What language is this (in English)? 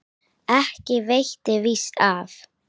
Icelandic